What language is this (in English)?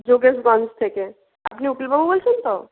Bangla